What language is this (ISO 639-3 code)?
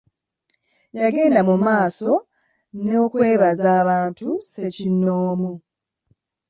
lug